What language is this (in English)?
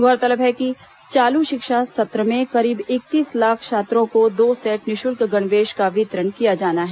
Hindi